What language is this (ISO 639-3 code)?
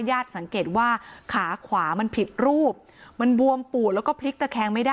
tha